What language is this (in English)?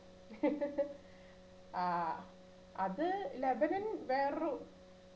Malayalam